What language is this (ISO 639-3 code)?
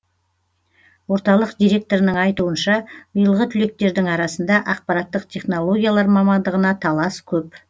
kaz